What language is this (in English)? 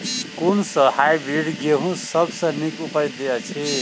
Maithili